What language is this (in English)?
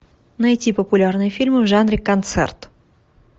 Russian